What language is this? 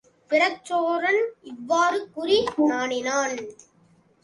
Tamil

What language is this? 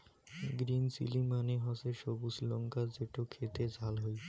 Bangla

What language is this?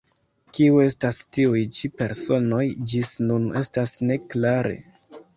Esperanto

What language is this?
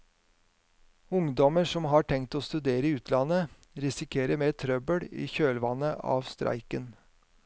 Norwegian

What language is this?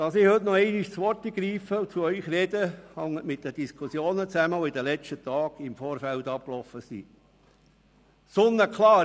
Swiss German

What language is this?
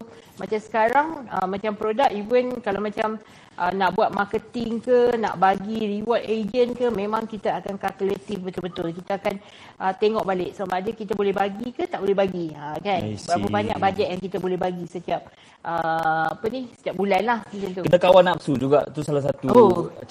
Malay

